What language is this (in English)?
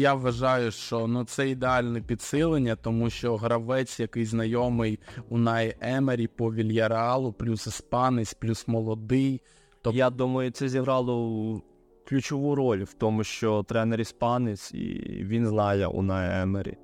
Ukrainian